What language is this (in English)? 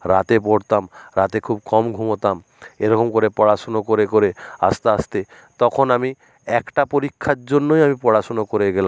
Bangla